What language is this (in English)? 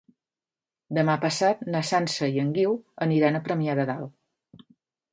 Catalan